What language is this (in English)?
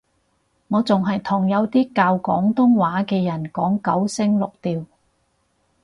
Cantonese